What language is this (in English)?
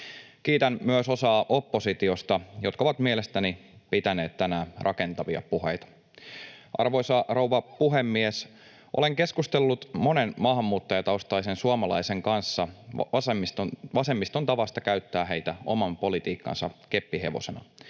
Finnish